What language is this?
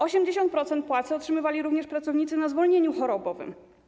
Polish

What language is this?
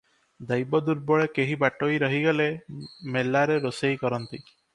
Odia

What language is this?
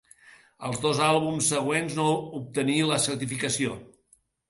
Catalan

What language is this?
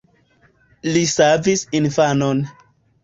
Esperanto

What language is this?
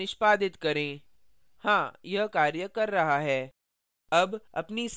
Hindi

